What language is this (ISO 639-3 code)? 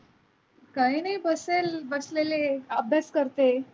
mar